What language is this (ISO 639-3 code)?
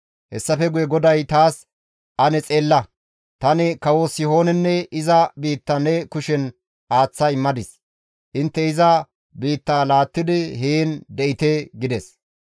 gmv